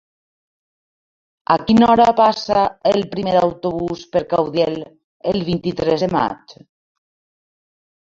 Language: Catalan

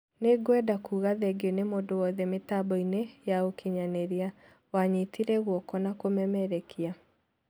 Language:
Kikuyu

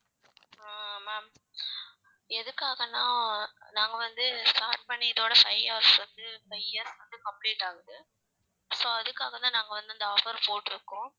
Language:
Tamil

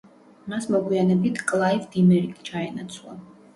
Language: Georgian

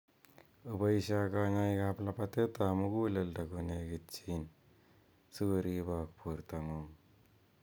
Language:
Kalenjin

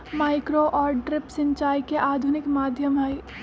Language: Magahi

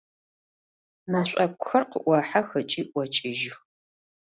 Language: Adyghe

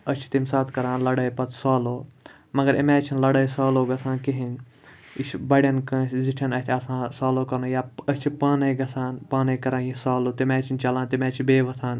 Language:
Kashmiri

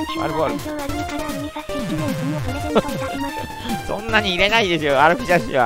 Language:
Japanese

